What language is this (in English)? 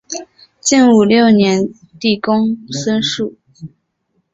Chinese